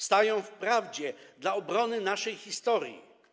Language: Polish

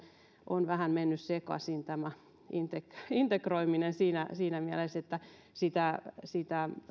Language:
Finnish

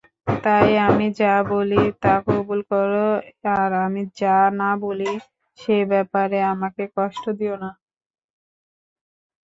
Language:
Bangla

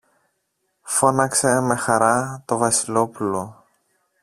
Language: Greek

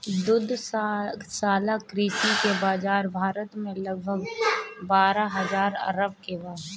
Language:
Bhojpuri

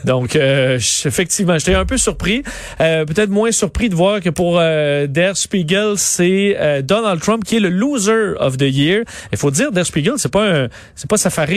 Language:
French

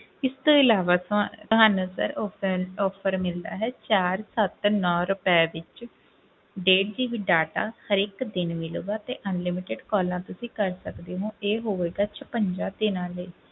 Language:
Punjabi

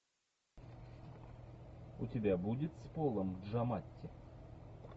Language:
Russian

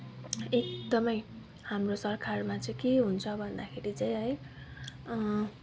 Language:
Nepali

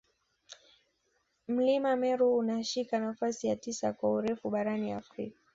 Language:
Swahili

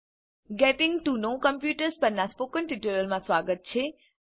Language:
Gujarati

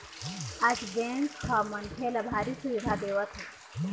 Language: Chhattisgarhi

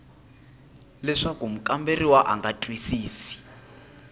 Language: Tsonga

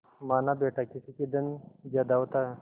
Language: Hindi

